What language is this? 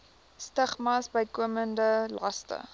Afrikaans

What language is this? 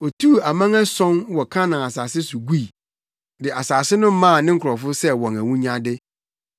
Akan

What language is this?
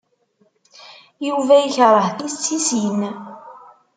Kabyle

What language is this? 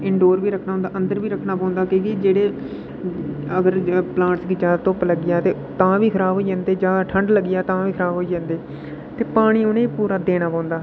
Dogri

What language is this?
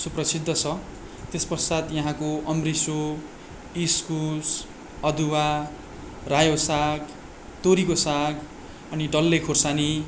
Nepali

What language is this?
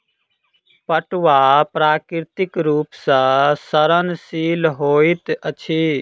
Maithili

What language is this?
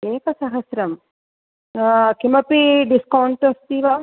Sanskrit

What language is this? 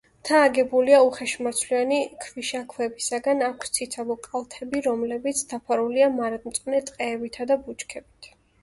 Georgian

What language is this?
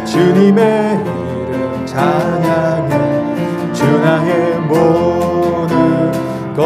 Korean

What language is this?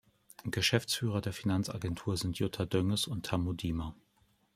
German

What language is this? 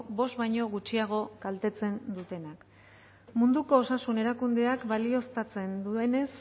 Basque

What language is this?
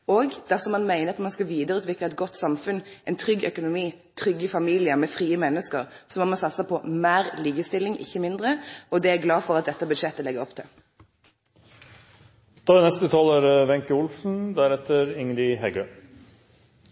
Norwegian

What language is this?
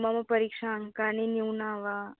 Sanskrit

